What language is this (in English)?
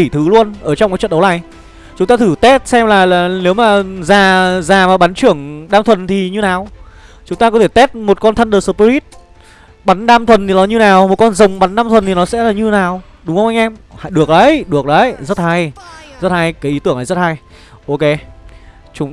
Vietnamese